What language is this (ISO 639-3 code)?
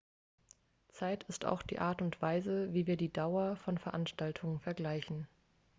deu